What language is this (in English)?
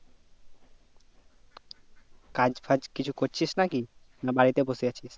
Bangla